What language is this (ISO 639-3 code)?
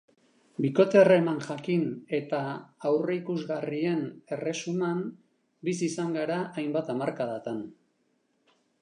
eus